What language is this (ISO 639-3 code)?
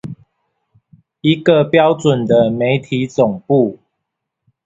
zho